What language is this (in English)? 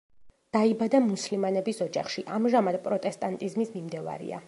Georgian